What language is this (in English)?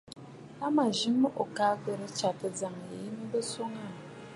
Bafut